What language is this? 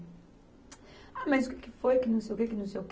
Portuguese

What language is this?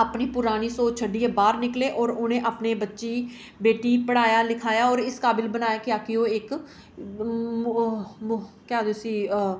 Dogri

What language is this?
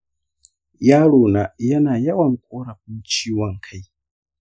Hausa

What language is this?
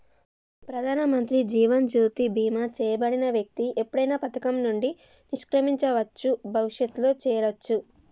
Telugu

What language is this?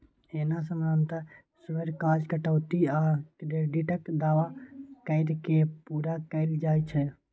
Maithili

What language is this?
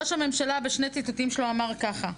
Hebrew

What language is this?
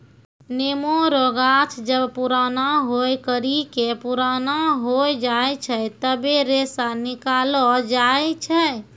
Maithili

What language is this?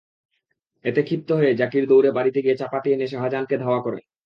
Bangla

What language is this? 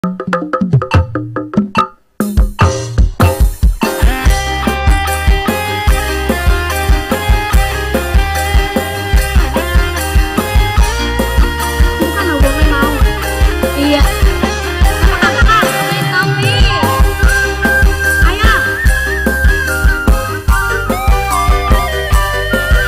Indonesian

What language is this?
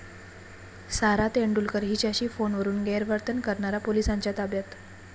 Marathi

